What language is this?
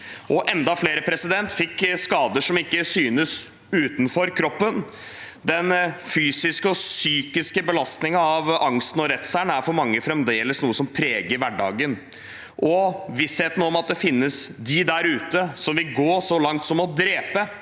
Norwegian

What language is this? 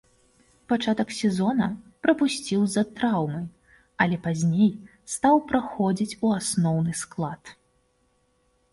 Belarusian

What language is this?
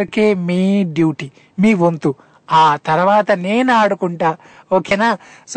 Telugu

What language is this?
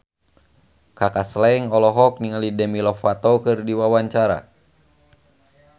Sundanese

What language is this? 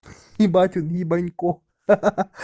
Russian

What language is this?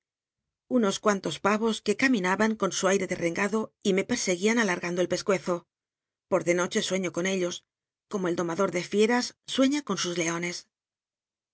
Spanish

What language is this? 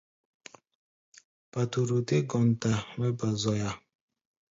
Gbaya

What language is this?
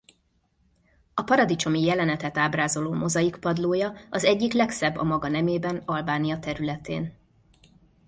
Hungarian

